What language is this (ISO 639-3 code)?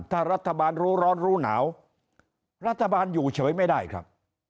tha